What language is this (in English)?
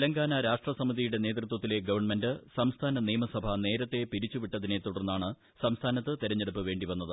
Malayalam